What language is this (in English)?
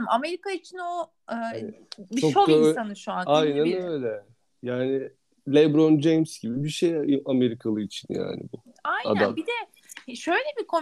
Turkish